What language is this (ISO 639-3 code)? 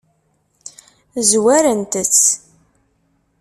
kab